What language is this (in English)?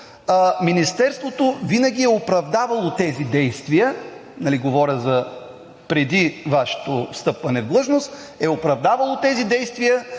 Bulgarian